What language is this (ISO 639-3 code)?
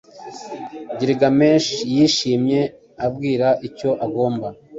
kin